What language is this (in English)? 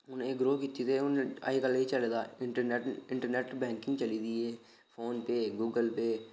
Dogri